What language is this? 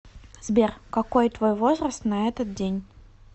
Russian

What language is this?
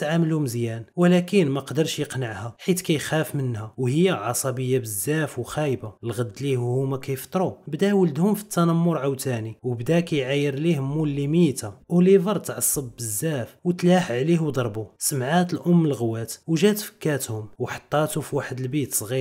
Arabic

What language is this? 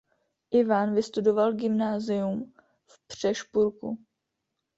Czech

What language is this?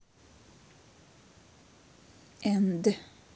Russian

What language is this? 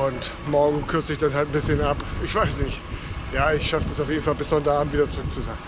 German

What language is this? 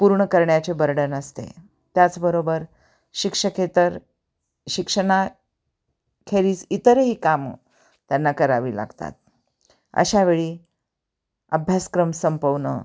Marathi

